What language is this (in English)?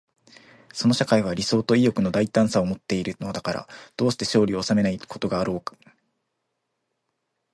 Japanese